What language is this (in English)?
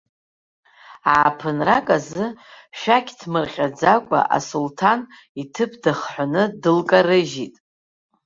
Abkhazian